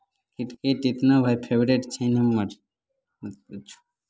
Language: Maithili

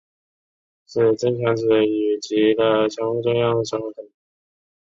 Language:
Chinese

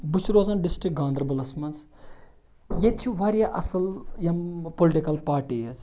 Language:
Kashmiri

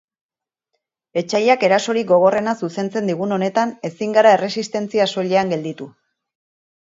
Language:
Basque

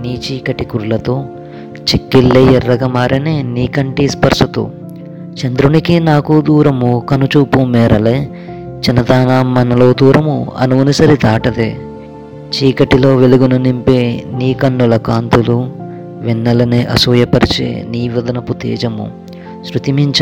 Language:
Telugu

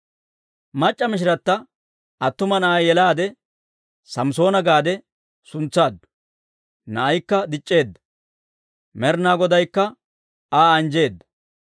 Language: Dawro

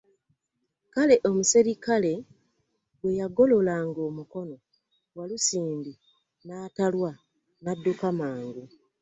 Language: Ganda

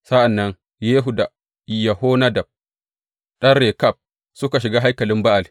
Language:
Hausa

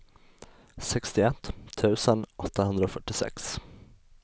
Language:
Swedish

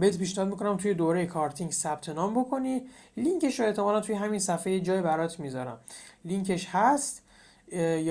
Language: Persian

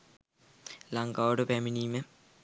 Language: Sinhala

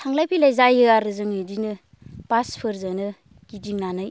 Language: Bodo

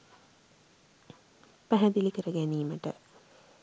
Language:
Sinhala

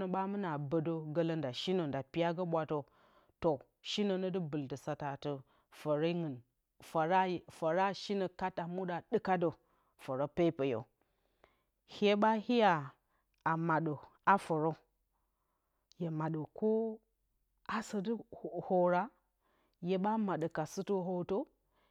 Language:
Bacama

